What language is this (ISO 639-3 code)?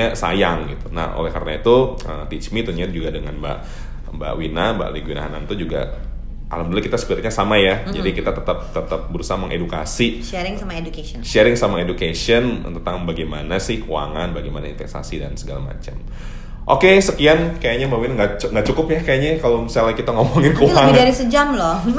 ind